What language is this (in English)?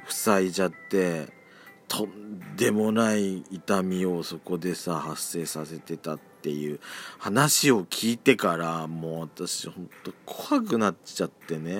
Japanese